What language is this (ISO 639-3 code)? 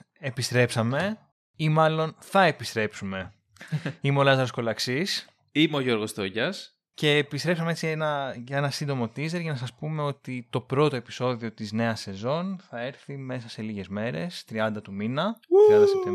ell